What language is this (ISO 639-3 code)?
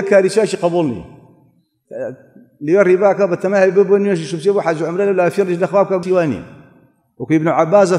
ara